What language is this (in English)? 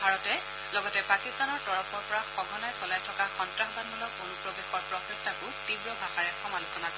Assamese